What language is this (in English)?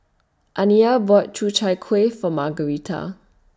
English